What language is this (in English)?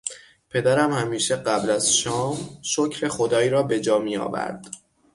Persian